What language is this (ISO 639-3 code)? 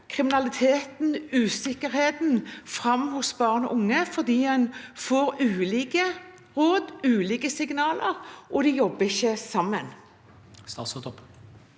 nor